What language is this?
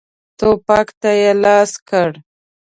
Pashto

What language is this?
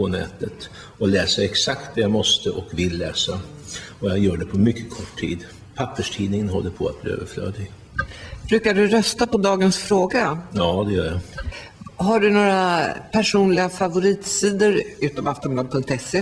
Swedish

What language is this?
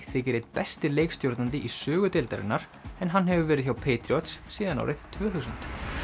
Icelandic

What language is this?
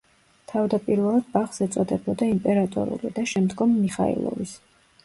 Georgian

